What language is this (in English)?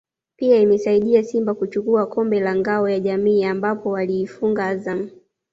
Swahili